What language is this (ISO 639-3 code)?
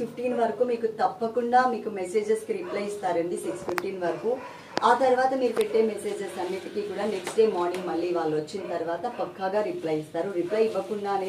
hin